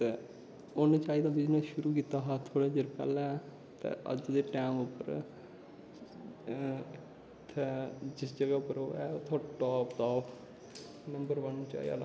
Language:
Dogri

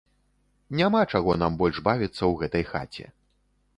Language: Belarusian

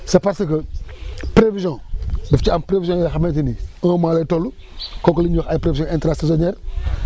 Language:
Wolof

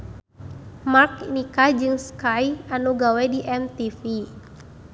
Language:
Sundanese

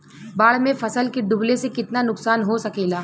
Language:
Bhojpuri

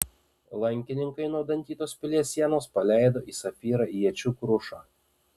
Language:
Lithuanian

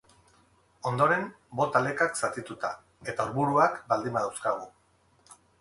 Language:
Basque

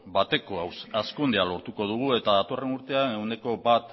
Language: Basque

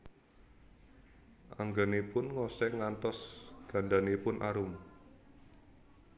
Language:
Javanese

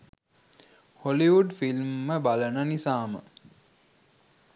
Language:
Sinhala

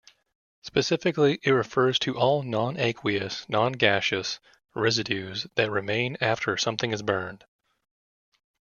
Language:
English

